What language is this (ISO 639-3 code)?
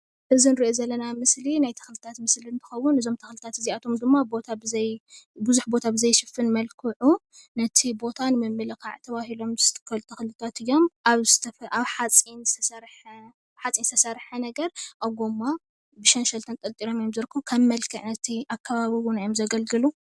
tir